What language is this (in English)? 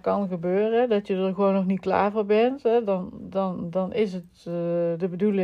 Dutch